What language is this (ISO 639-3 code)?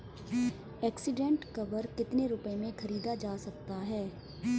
hin